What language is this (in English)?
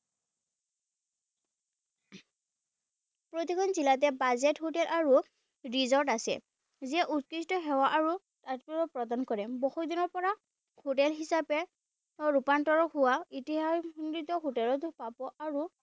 Assamese